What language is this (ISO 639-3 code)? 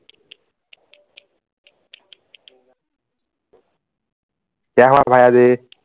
asm